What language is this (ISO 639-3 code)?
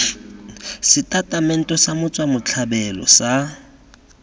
tsn